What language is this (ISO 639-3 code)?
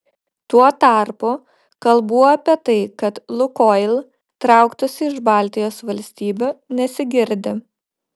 lit